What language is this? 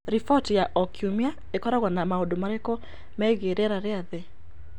Kikuyu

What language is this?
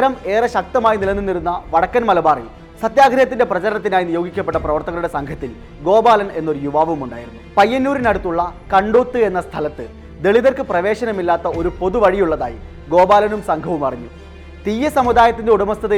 Malayalam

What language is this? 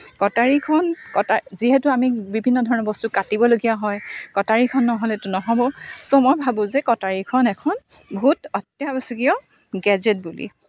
Assamese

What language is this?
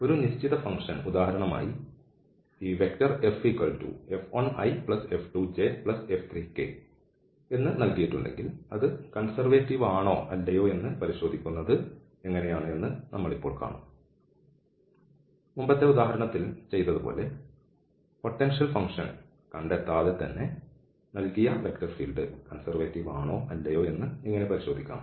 Malayalam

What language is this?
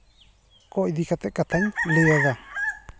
Santali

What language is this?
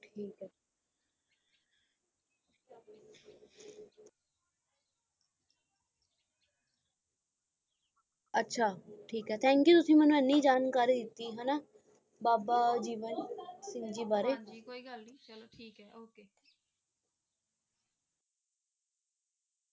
Punjabi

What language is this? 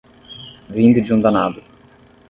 Portuguese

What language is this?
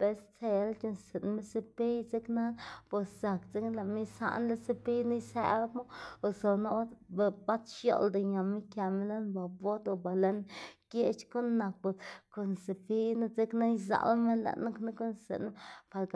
Xanaguía Zapotec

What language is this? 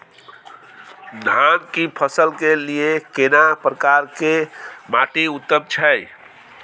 Maithili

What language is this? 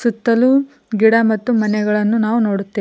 Kannada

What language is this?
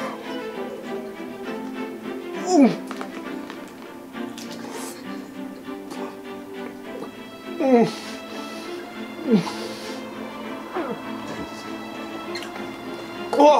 German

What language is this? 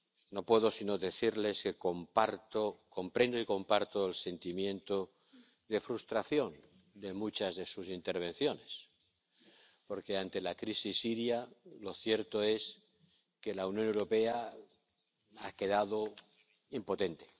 Spanish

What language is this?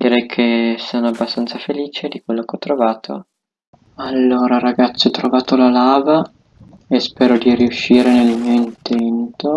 Italian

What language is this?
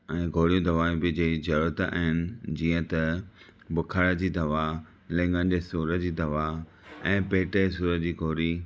Sindhi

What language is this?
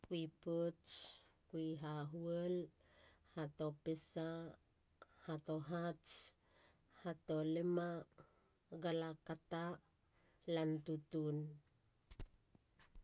Halia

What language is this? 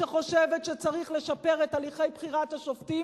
Hebrew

